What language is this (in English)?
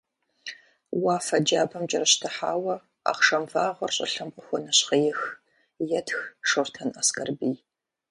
Kabardian